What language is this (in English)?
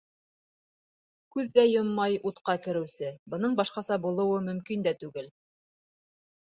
Bashkir